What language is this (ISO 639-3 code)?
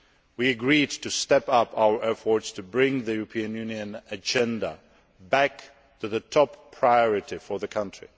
eng